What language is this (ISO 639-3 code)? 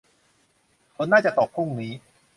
tha